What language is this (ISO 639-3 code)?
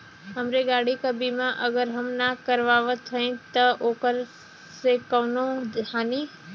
bho